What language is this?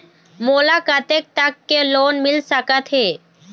Chhattisgarhi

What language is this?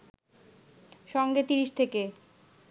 Bangla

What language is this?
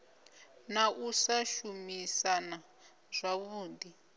Venda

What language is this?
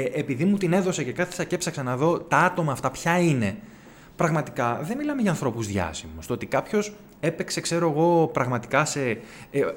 Greek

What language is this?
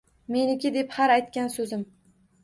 Uzbek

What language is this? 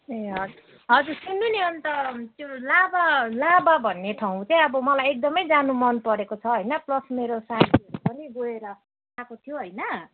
Nepali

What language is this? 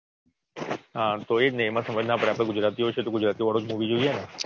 Gujarati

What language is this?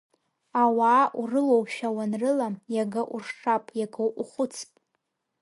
Abkhazian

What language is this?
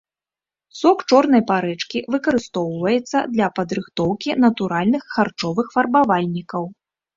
Belarusian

